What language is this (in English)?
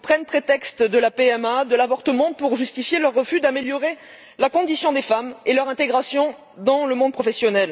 French